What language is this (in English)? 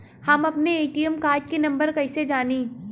Bhojpuri